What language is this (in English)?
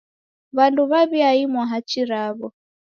Taita